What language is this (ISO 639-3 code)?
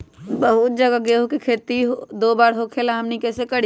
mag